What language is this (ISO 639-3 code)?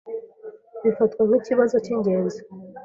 kin